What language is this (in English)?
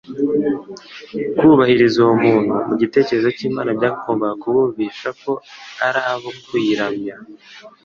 Kinyarwanda